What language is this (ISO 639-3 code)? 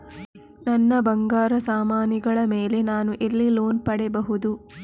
kan